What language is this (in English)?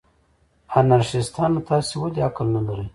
Pashto